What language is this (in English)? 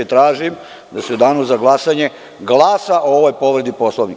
Serbian